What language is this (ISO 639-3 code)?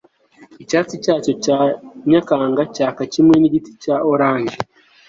kin